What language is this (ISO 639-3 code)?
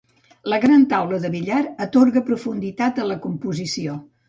cat